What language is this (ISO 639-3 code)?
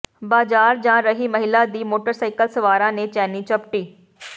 pan